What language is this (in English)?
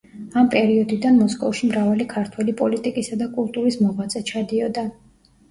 Georgian